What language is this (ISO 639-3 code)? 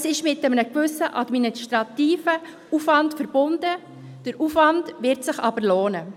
gsw